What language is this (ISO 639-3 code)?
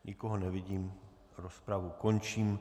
ces